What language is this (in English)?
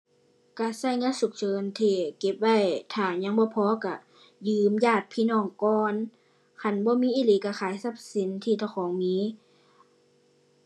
Thai